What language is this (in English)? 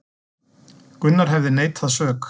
Icelandic